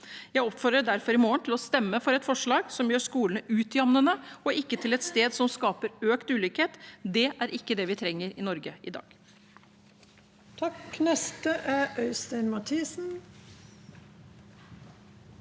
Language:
Norwegian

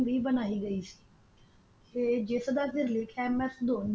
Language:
Punjabi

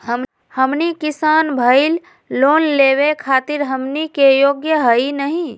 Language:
Magahi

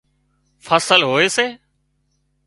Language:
Wadiyara Koli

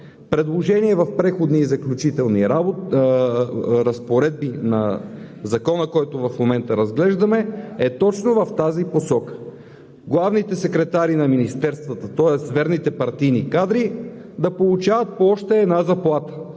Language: Bulgarian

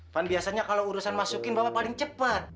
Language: Indonesian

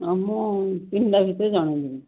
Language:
Odia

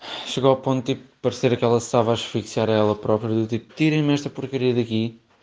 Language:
Russian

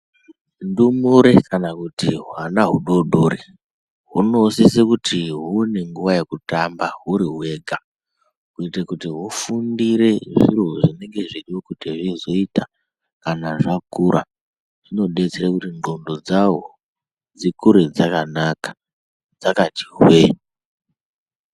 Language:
Ndau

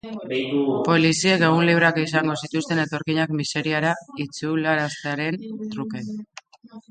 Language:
Basque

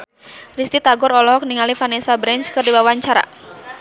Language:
Sundanese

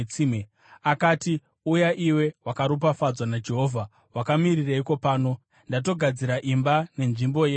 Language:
Shona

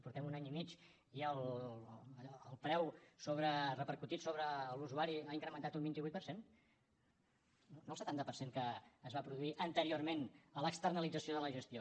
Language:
Catalan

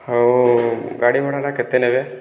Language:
Odia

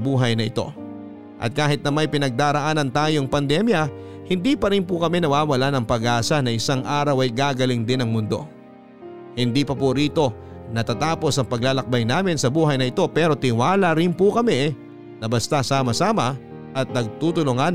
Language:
Filipino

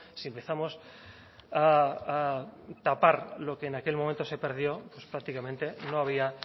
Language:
Spanish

